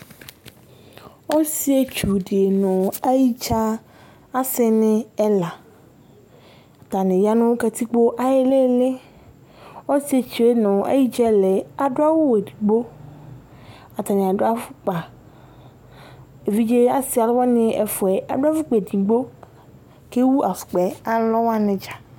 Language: Ikposo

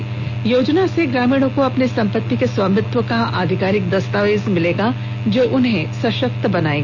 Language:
Hindi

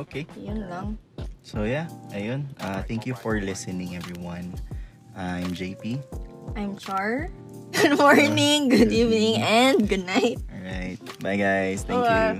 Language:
Filipino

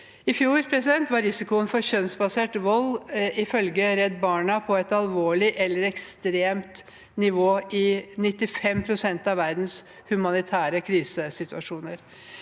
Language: Norwegian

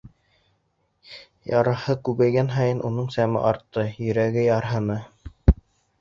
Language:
Bashkir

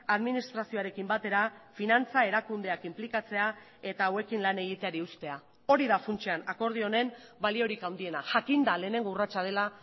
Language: Basque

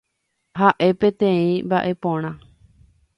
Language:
Guarani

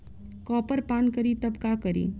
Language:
Bhojpuri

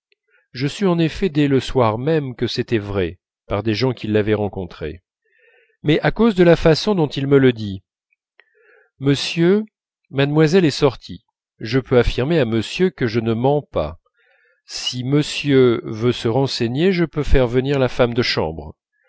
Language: French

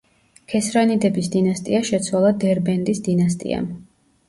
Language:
Georgian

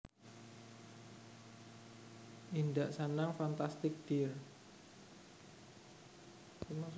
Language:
Javanese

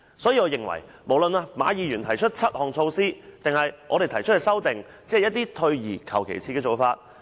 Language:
Cantonese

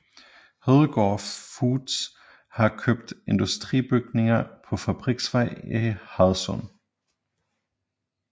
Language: Danish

